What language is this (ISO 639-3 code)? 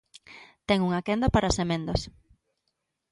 glg